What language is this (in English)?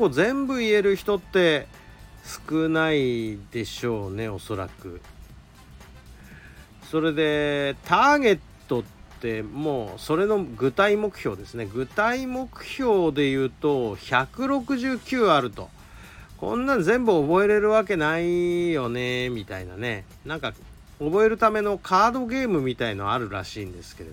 Japanese